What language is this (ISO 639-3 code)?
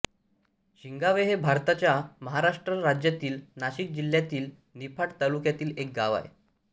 mar